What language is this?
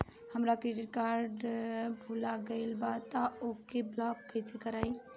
Bhojpuri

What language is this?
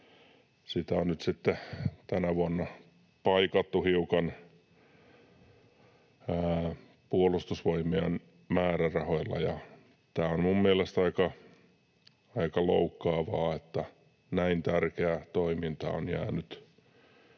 Finnish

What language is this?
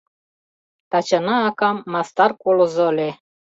Mari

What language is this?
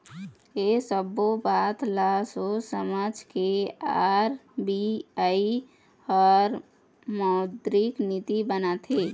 Chhattisgarhi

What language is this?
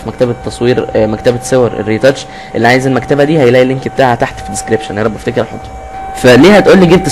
Arabic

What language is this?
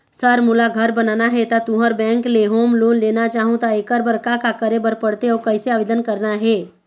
Chhattisgarhi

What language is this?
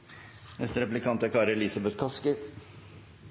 Norwegian Nynorsk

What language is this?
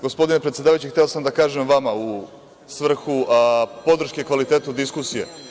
Serbian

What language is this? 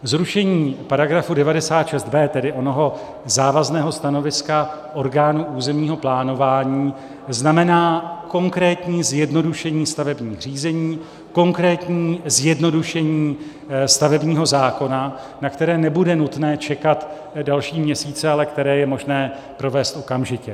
Czech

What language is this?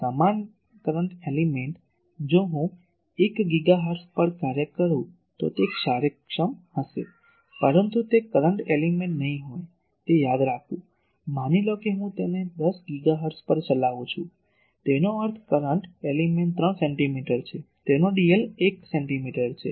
Gujarati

